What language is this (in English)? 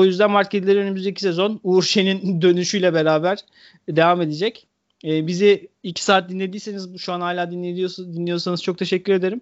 Turkish